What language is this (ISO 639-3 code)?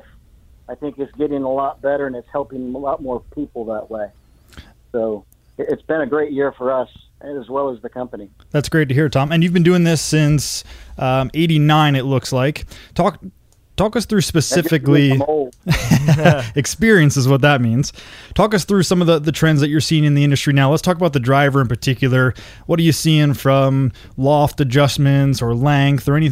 eng